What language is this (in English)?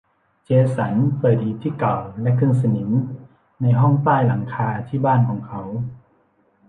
Thai